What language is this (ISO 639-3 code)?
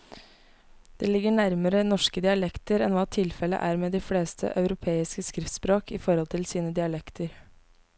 nor